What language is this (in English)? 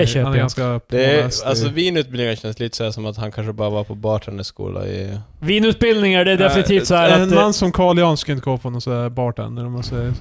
Swedish